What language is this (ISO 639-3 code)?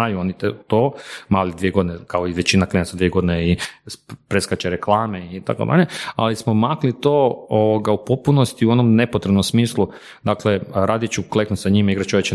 hrv